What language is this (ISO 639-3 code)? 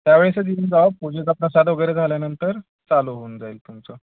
mar